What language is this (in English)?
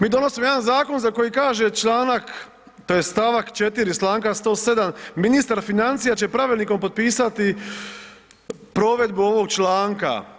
Croatian